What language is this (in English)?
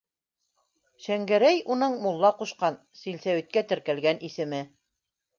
Bashkir